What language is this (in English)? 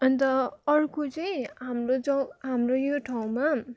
Nepali